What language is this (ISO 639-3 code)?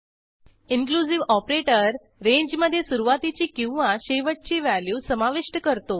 mar